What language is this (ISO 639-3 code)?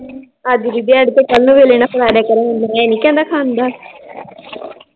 pan